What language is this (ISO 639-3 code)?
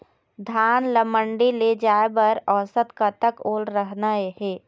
hne